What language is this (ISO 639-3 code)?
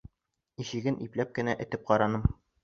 bak